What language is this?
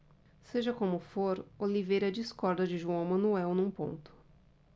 Portuguese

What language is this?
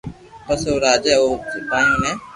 Loarki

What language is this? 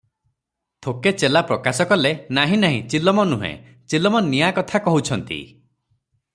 Odia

